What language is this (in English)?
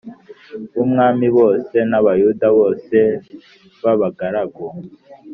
Kinyarwanda